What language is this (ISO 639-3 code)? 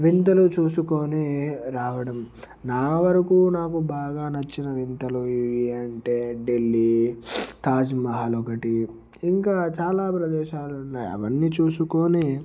tel